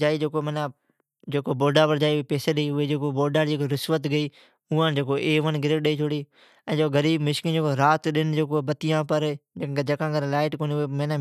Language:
Od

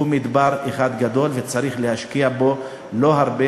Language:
Hebrew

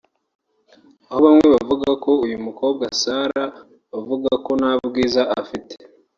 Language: Kinyarwanda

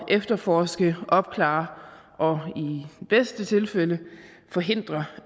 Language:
Danish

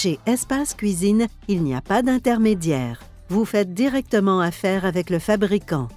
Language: French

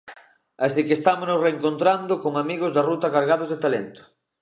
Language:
Galician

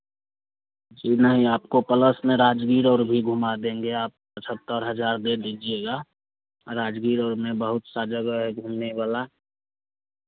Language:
Hindi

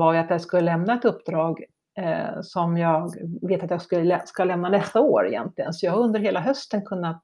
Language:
Swedish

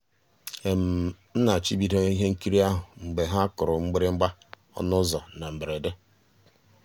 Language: Igbo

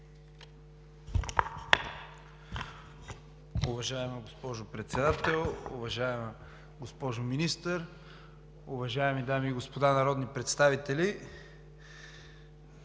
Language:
Bulgarian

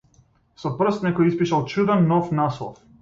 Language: Macedonian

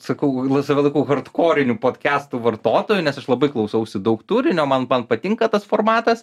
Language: Lithuanian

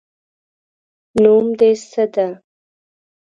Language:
Pashto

